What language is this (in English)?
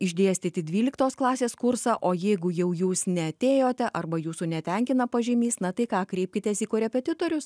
Lithuanian